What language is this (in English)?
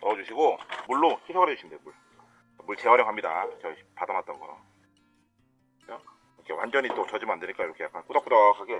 Korean